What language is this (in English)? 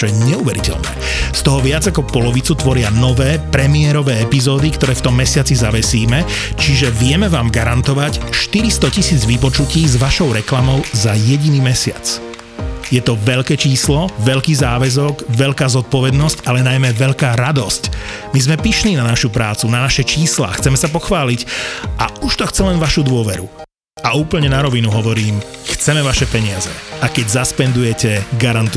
Slovak